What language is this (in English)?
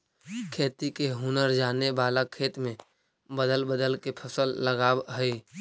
Magahi